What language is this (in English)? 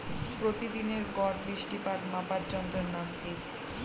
Bangla